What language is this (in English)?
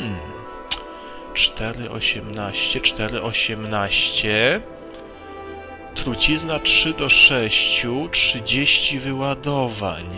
Polish